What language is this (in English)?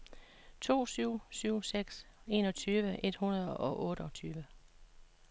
Danish